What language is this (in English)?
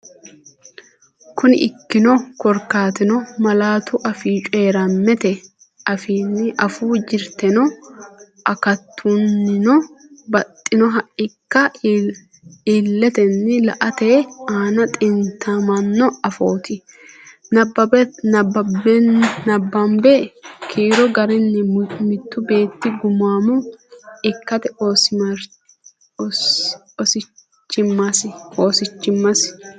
Sidamo